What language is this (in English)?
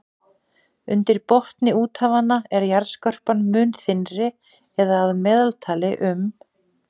Icelandic